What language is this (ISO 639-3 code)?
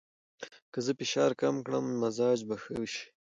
pus